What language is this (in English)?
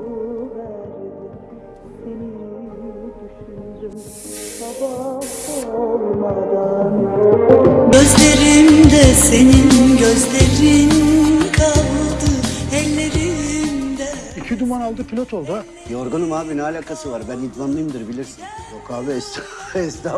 Turkish